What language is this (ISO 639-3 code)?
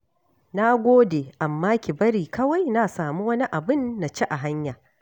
hau